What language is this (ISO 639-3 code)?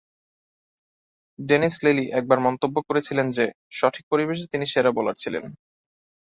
ben